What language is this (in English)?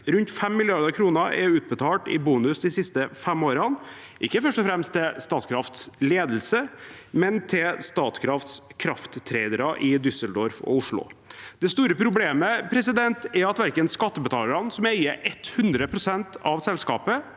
Norwegian